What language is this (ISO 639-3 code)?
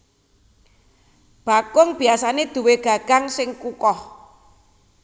jav